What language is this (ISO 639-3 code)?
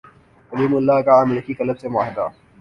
urd